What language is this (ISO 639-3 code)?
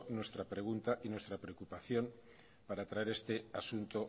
spa